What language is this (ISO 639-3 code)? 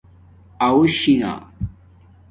dmk